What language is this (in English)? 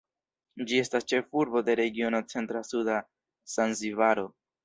Esperanto